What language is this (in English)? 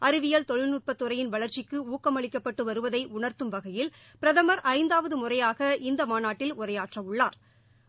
Tamil